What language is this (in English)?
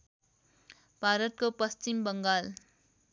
Nepali